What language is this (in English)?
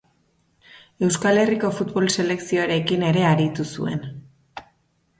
Basque